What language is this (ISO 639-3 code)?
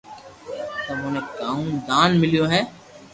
lrk